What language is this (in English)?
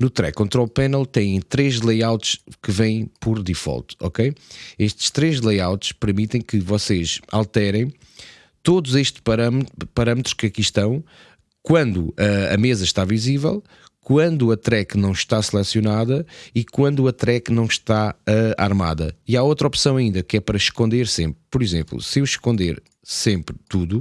Portuguese